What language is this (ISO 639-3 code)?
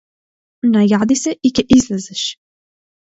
mkd